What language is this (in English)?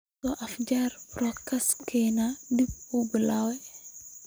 Somali